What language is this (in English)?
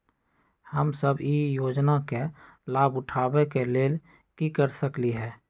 Magahi